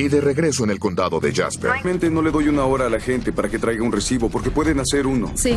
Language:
Spanish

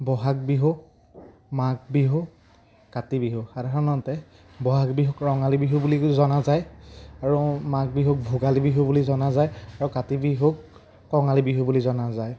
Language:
Assamese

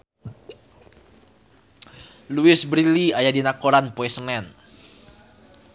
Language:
Sundanese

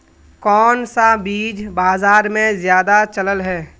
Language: Magahi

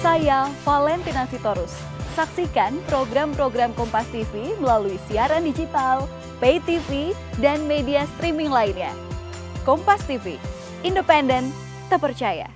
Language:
Indonesian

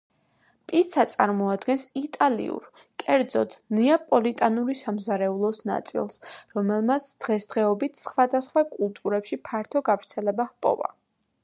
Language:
Georgian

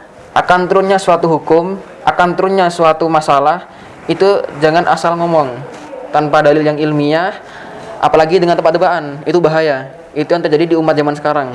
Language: Indonesian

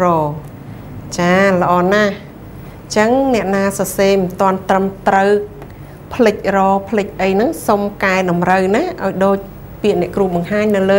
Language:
Thai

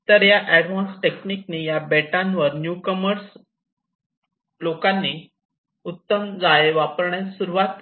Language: Marathi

